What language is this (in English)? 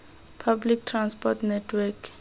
Tswana